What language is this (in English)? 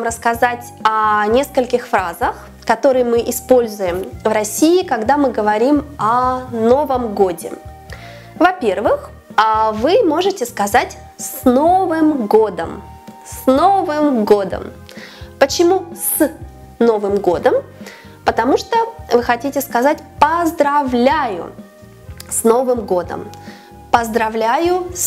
Russian